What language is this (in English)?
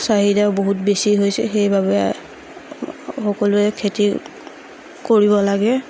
Assamese